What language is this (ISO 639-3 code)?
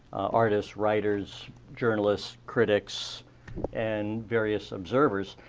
eng